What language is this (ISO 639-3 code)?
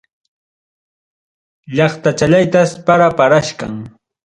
quy